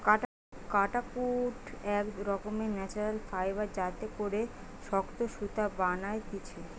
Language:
Bangla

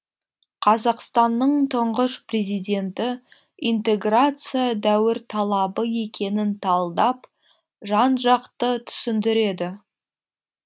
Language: Kazakh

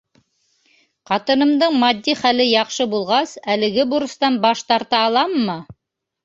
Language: Bashkir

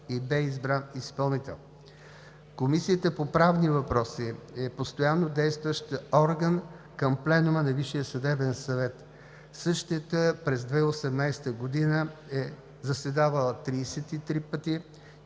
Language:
Bulgarian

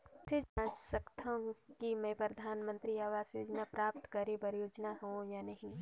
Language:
Chhattisgarhi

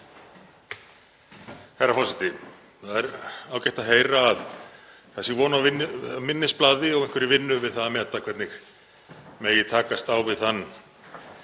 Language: Icelandic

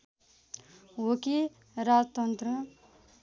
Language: Nepali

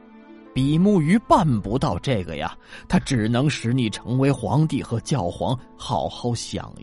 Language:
Chinese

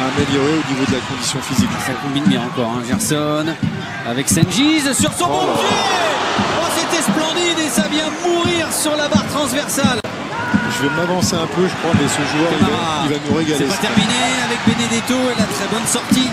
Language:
French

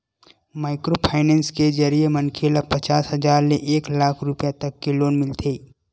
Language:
Chhattisgarhi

